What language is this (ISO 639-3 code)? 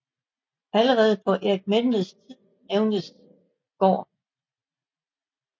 dan